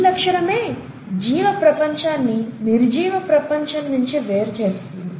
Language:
Telugu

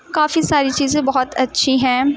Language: Urdu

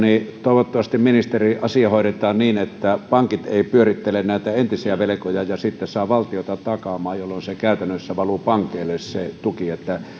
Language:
Finnish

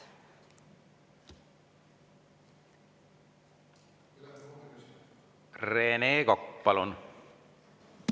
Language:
Estonian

